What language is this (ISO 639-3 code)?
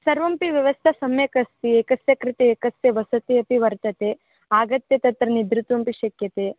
san